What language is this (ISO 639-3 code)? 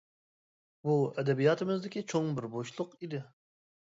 uig